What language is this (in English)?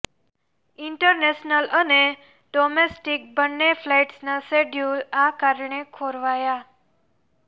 Gujarati